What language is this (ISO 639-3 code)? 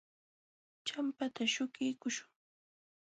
qxw